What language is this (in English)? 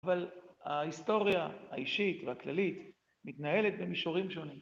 Hebrew